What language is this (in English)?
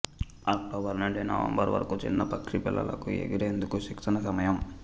Telugu